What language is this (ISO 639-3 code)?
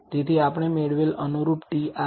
guj